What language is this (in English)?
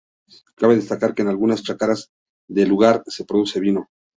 Spanish